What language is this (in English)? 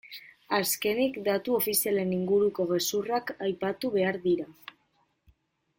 Basque